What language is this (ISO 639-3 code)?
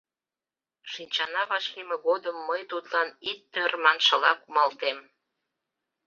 chm